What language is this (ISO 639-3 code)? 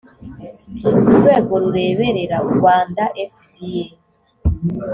kin